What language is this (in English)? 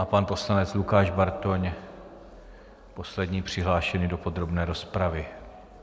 Czech